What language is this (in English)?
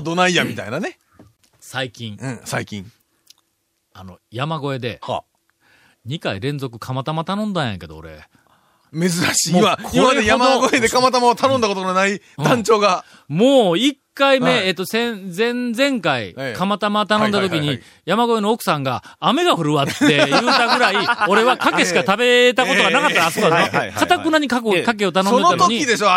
Japanese